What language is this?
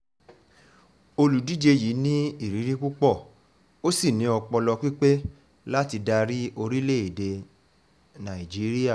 Yoruba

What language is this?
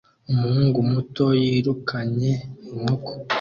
Kinyarwanda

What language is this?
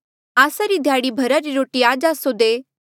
Mandeali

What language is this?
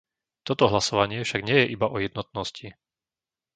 Slovak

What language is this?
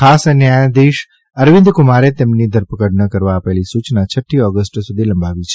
Gujarati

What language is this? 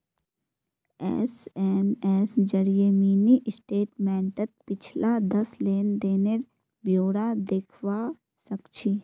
Magahi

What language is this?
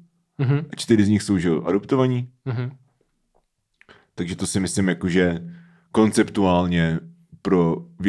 Czech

